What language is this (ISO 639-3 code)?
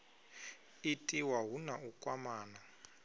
ven